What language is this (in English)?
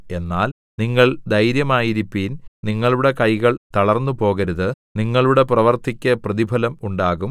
Malayalam